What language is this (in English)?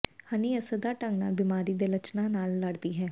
Punjabi